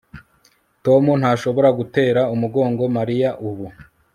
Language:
Kinyarwanda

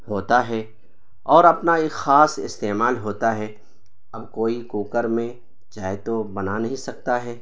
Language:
Urdu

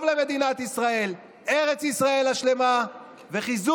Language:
Hebrew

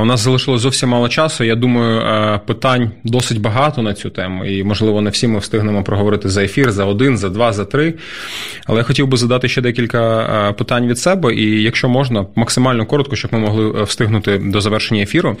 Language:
Ukrainian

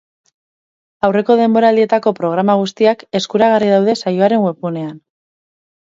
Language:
Basque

